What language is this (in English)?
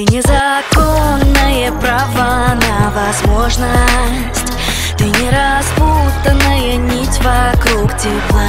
Russian